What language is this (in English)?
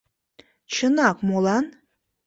Mari